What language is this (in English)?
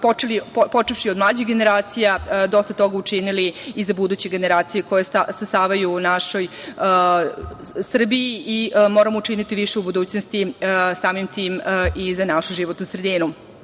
Serbian